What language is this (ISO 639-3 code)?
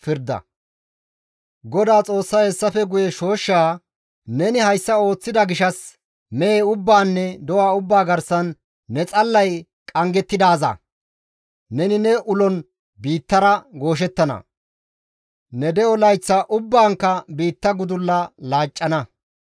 gmv